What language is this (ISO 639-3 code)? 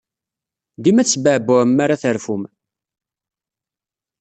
kab